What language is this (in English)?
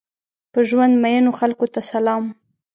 Pashto